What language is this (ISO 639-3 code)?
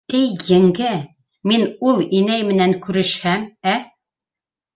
bak